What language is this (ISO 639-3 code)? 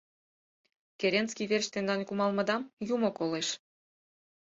chm